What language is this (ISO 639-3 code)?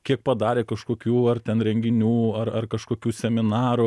lit